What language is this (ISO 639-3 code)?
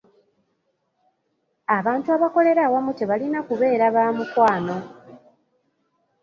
lug